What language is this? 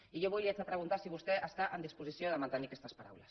Catalan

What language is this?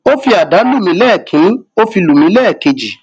Yoruba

